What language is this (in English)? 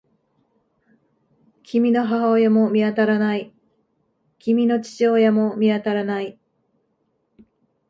Japanese